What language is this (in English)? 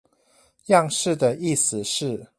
Chinese